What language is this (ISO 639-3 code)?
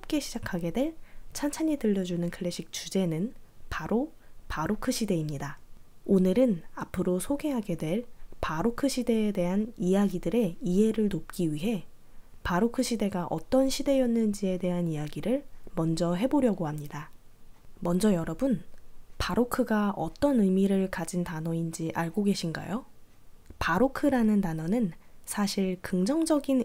kor